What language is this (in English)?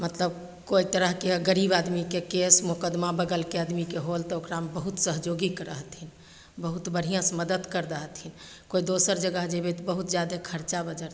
Maithili